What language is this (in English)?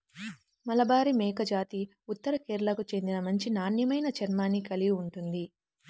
Telugu